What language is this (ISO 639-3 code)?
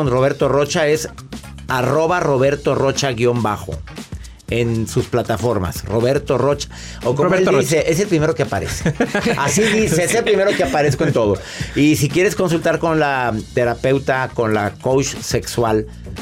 spa